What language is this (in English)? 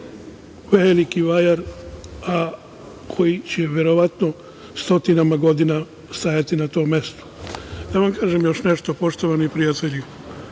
Serbian